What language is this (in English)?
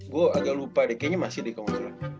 Indonesian